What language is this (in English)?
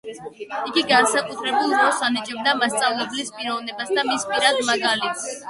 Georgian